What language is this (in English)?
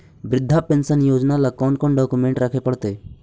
Magahi